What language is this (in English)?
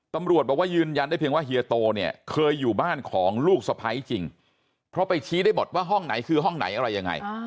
Thai